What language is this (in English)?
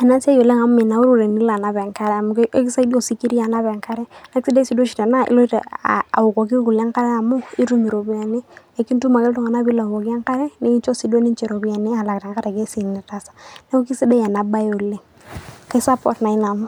Masai